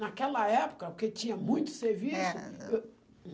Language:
Portuguese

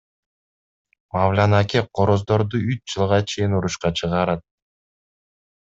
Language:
Kyrgyz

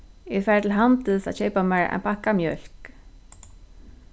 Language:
Faroese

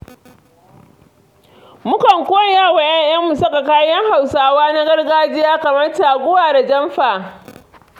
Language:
Hausa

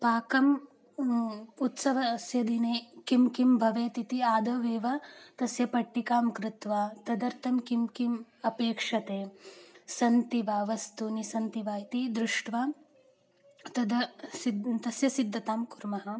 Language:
Sanskrit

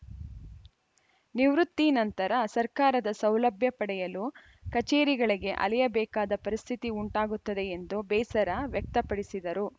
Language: Kannada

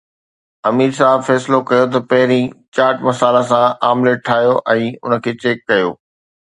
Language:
Sindhi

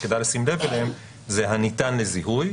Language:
Hebrew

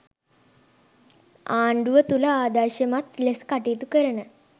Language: Sinhala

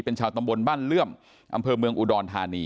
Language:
Thai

